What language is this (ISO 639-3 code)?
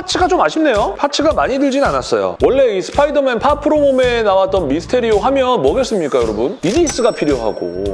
kor